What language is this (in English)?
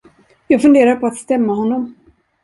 Swedish